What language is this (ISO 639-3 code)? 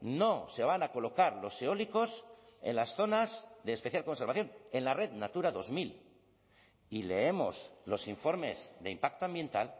spa